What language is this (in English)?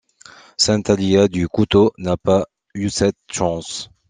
French